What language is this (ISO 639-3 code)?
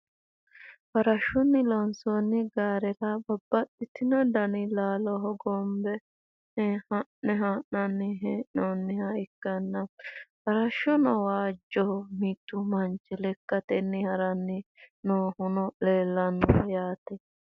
sid